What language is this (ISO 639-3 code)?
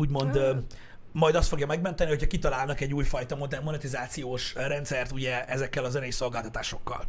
hun